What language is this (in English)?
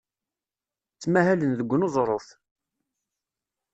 Kabyle